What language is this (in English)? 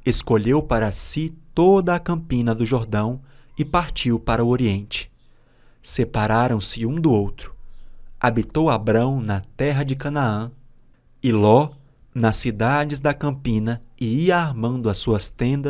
Portuguese